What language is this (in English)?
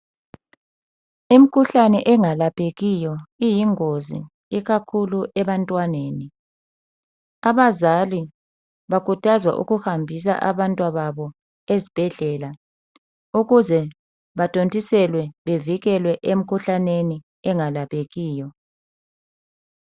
North Ndebele